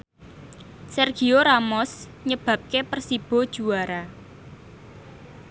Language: Javanese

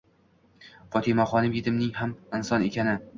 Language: Uzbek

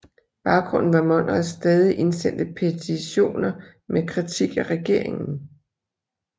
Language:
Danish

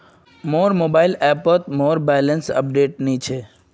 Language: Magahi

